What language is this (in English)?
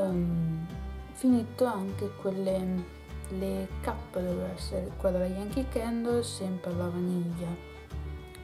Italian